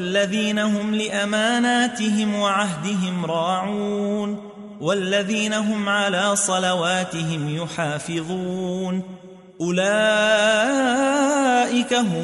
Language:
Arabic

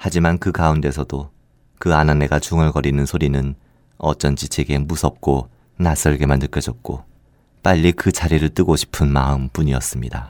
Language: Korean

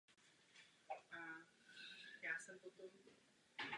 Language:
Czech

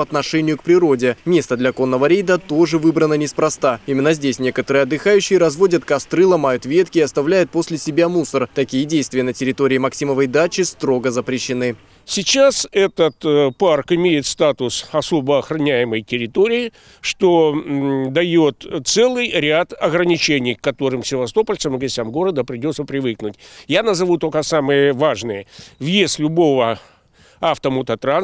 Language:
Russian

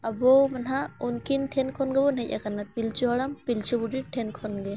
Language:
Santali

